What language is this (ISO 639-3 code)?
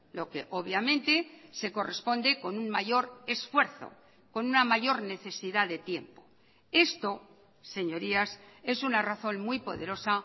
spa